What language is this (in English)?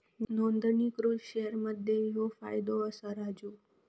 Marathi